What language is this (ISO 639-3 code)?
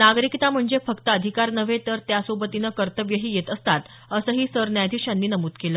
mar